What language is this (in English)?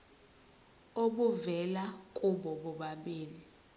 Zulu